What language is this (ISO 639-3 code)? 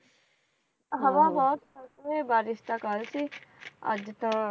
pan